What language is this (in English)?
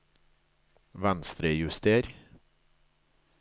Norwegian